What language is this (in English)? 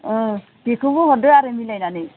Bodo